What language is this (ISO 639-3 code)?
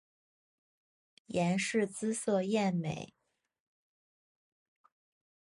zho